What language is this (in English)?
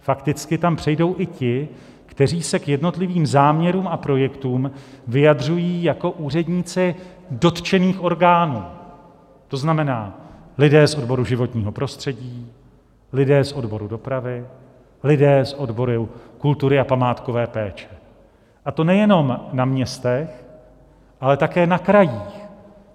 Czech